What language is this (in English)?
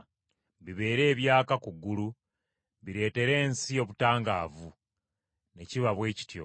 Ganda